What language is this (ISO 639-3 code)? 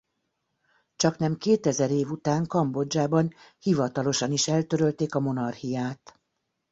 hun